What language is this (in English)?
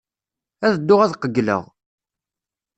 Kabyle